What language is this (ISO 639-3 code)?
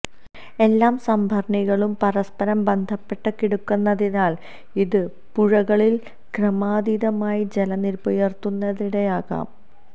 mal